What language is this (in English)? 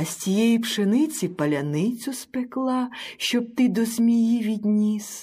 Ukrainian